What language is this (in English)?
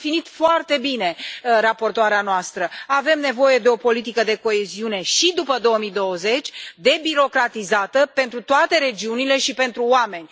Romanian